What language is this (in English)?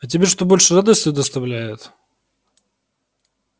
Russian